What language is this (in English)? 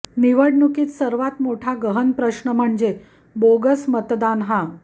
Marathi